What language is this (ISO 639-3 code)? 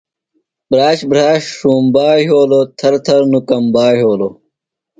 phl